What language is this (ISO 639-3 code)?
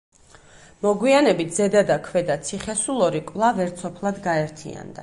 kat